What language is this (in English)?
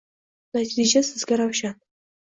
Uzbek